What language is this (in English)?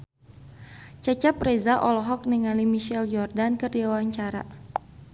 Sundanese